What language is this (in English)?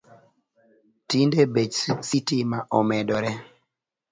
Luo (Kenya and Tanzania)